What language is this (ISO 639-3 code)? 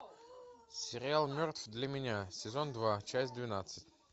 rus